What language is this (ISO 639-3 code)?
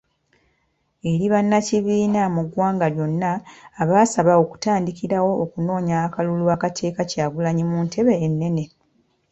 lug